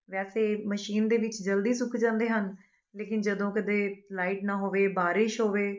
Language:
Punjabi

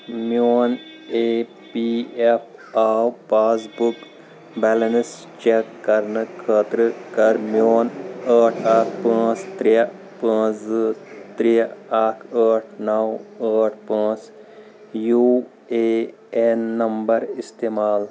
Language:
Kashmiri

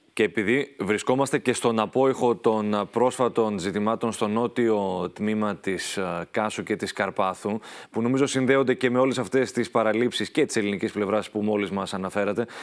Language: Greek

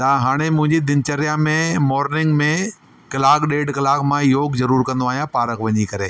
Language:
Sindhi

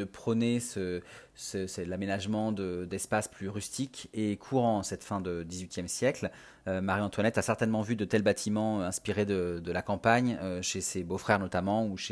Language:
French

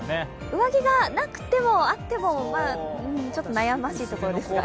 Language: Japanese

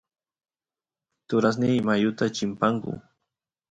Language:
Santiago del Estero Quichua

